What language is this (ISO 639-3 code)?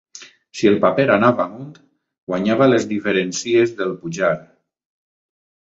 cat